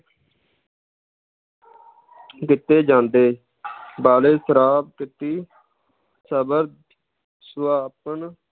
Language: Punjabi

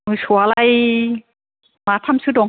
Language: Bodo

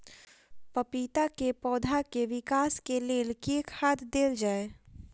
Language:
Maithili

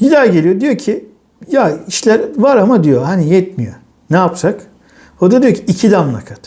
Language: Turkish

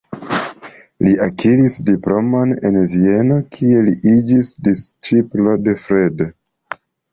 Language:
Esperanto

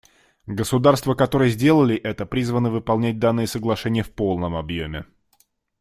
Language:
Russian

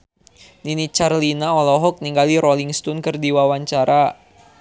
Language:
Sundanese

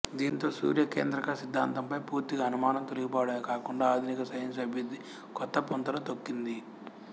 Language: Telugu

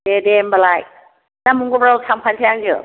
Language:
Bodo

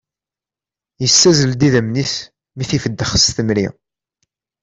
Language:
Kabyle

